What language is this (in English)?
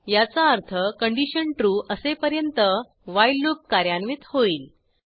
Marathi